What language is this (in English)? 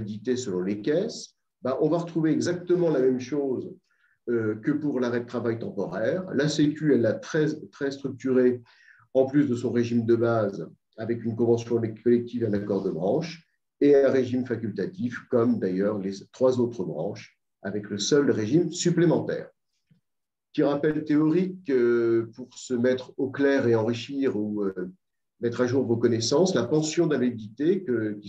French